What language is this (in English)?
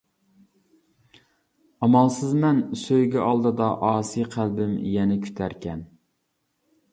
Uyghur